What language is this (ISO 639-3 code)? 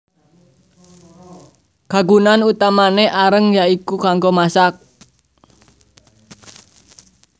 jav